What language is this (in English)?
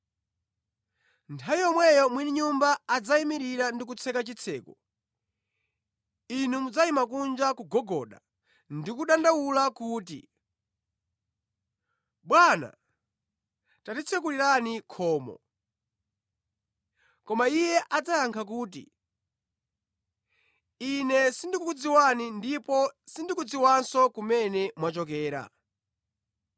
Nyanja